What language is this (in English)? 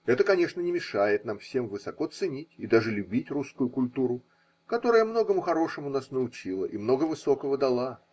Russian